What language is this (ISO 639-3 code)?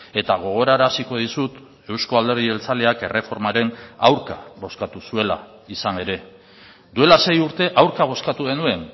eus